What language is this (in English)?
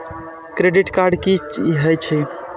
Maithili